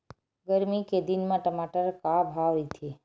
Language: Chhattisgarhi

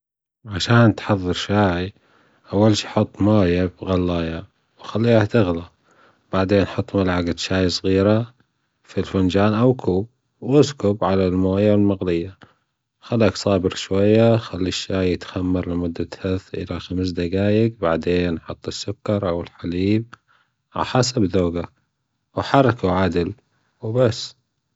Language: Gulf Arabic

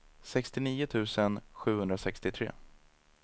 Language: Swedish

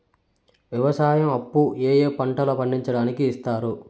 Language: Telugu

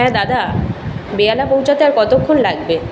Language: Bangla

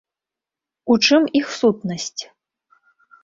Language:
Belarusian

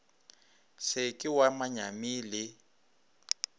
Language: Northern Sotho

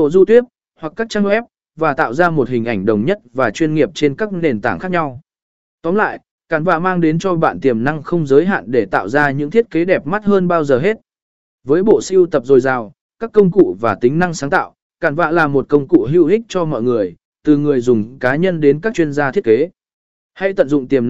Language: Vietnamese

